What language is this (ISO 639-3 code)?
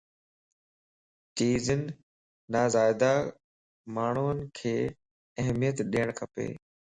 lss